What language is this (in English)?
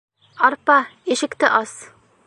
Bashkir